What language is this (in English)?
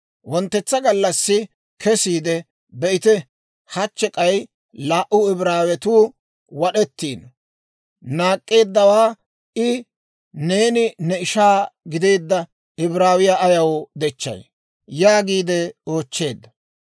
Dawro